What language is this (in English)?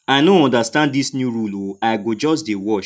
Nigerian Pidgin